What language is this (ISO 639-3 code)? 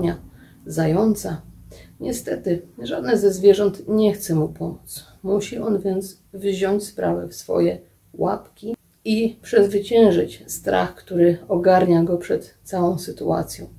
pol